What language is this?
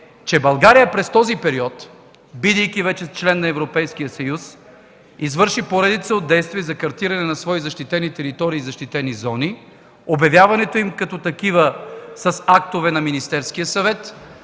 Bulgarian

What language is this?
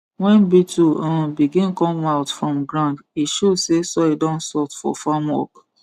Nigerian Pidgin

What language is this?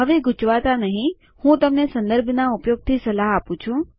Gujarati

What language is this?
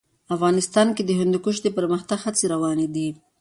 Pashto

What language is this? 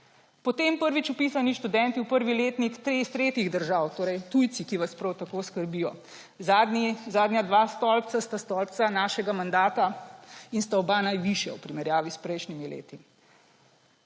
Slovenian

